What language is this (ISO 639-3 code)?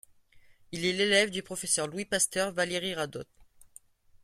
fra